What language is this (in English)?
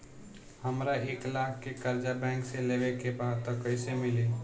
Bhojpuri